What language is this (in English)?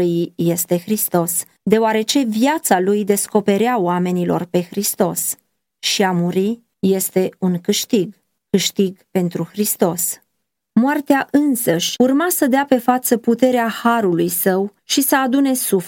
Romanian